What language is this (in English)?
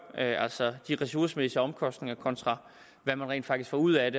Danish